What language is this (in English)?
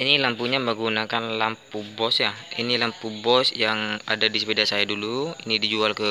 Indonesian